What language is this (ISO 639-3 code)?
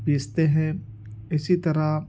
urd